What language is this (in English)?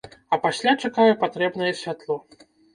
Belarusian